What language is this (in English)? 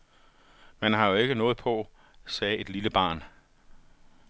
Danish